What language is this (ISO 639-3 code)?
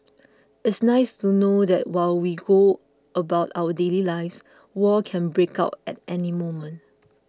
eng